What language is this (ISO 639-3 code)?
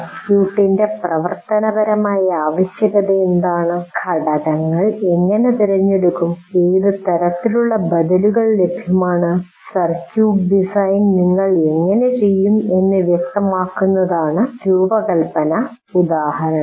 mal